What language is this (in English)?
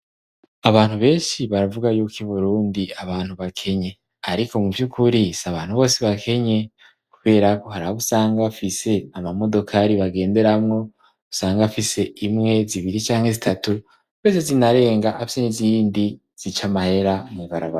Rundi